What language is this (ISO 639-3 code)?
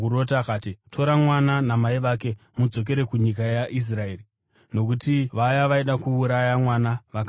sna